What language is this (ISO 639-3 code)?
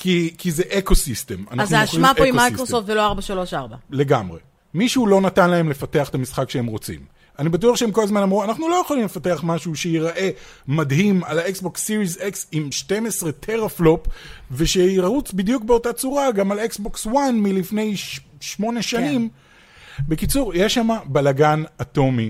heb